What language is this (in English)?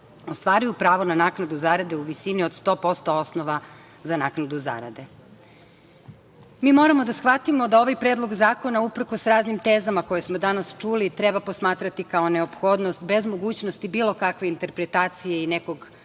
Serbian